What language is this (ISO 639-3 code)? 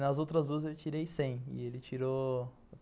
por